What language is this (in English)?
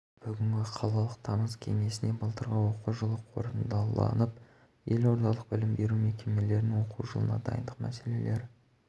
Kazakh